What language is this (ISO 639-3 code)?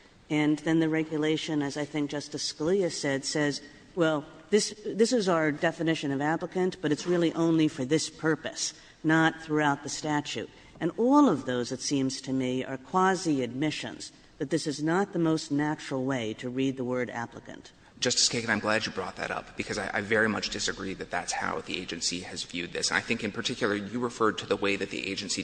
eng